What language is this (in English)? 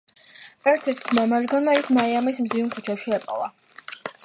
Georgian